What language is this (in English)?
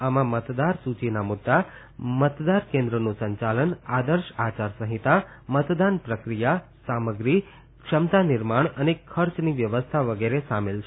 Gujarati